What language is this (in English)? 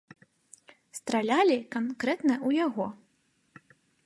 Belarusian